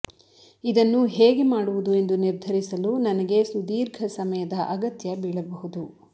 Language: Kannada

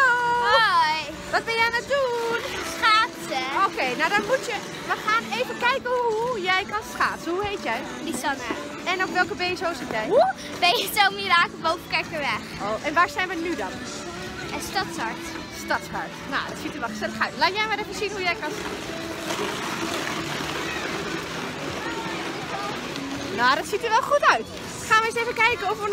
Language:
Dutch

